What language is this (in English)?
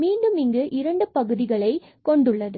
Tamil